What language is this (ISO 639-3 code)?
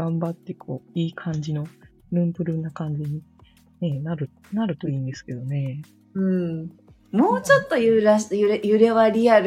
jpn